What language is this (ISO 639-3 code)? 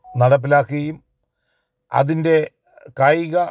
mal